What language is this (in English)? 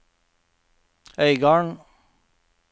Norwegian